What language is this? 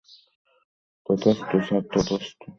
Bangla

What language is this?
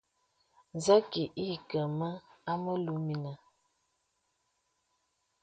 Bebele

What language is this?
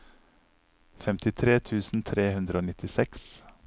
Norwegian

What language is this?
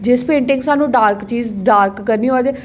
Dogri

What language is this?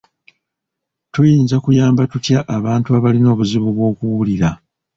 Ganda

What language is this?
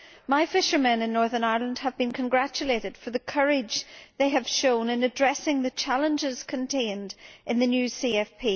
English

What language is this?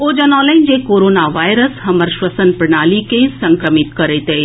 Maithili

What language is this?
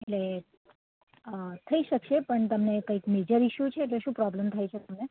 Gujarati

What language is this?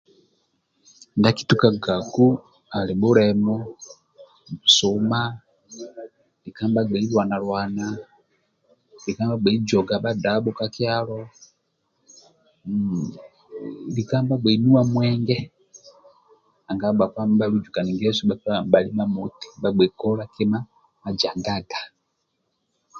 Amba (Uganda)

